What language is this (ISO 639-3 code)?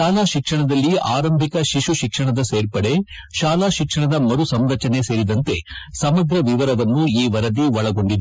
kan